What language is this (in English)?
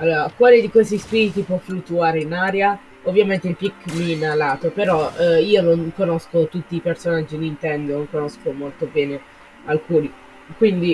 Italian